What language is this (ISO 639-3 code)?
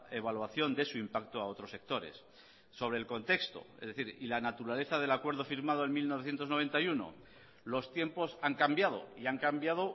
spa